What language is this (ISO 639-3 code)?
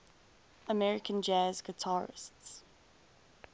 eng